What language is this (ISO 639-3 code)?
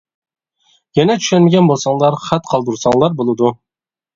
uig